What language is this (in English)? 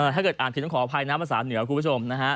Thai